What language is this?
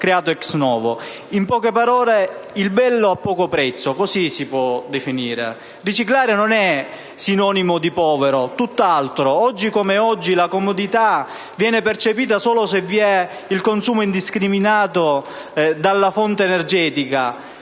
Italian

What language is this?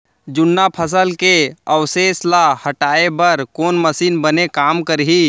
Chhattisgarhi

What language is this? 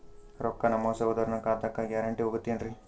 Kannada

